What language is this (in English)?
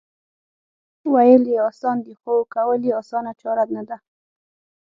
Pashto